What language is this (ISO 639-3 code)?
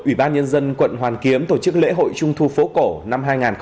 vie